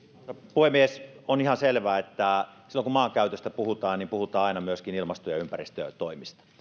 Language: Finnish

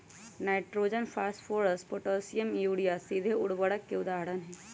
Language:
Magahi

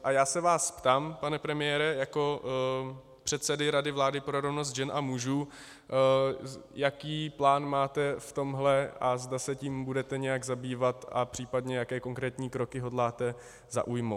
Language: Czech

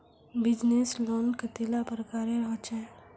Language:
Magahi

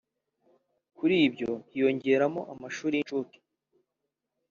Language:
Kinyarwanda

